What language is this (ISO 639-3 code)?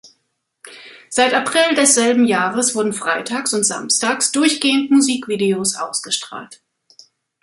deu